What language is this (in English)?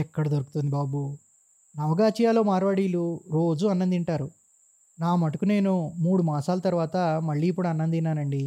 Telugu